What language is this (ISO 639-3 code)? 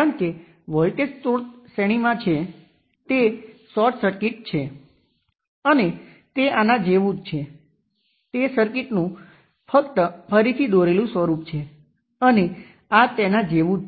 guj